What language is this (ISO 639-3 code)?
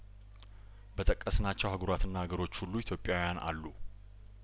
amh